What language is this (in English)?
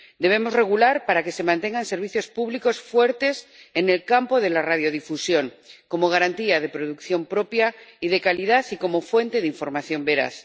Spanish